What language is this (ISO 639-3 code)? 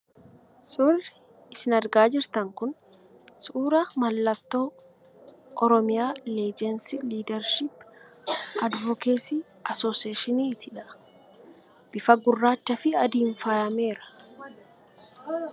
orm